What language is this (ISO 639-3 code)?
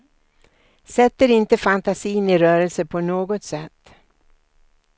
swe